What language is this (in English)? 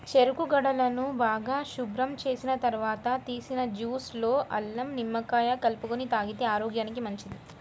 Telugu